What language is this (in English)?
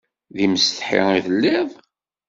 Kabyle